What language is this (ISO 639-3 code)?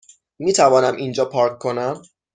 fas